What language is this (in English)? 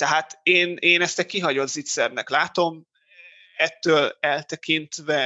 Hungarian